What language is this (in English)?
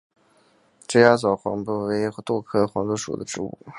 Chinese